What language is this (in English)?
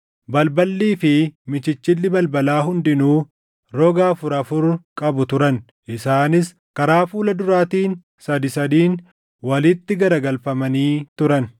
Oromo